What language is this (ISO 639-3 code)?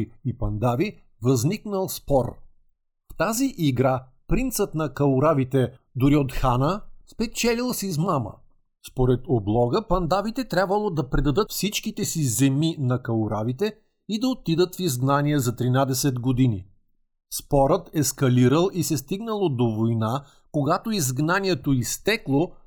bul